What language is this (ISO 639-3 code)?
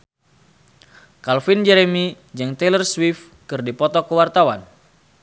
sun